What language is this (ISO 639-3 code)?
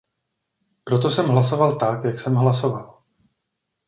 ces